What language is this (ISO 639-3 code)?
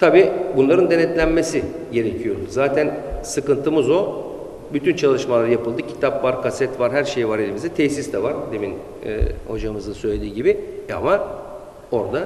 tur